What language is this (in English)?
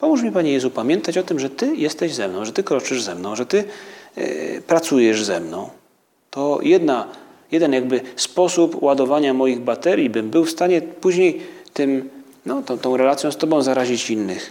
Polish